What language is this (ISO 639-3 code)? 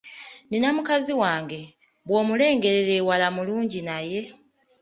lug